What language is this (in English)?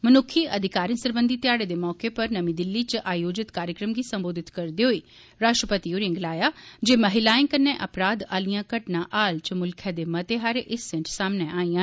Dogri